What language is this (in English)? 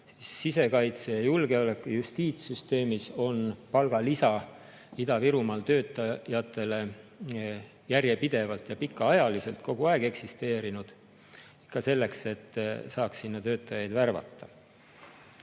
Estonian